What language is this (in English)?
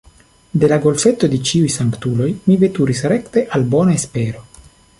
Esperanto